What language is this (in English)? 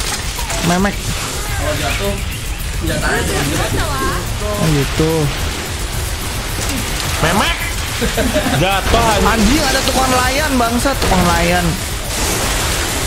Indonesian